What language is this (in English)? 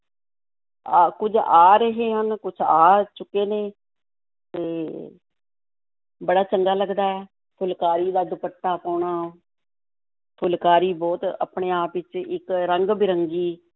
Punjabi